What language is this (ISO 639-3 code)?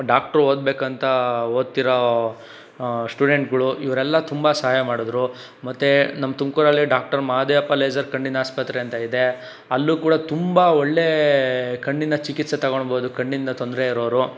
kan